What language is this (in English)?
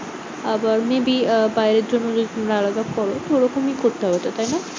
Bangla